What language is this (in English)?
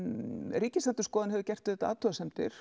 Icelandic